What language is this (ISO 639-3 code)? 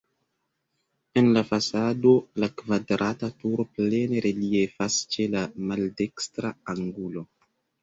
epo